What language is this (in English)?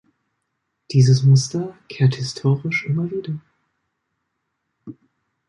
German